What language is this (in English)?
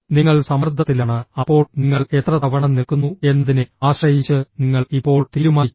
Malayalam